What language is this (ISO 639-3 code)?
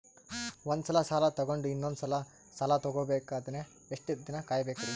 kan